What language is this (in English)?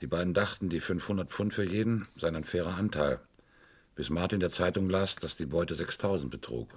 German